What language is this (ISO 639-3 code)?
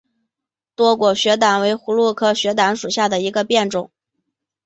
zho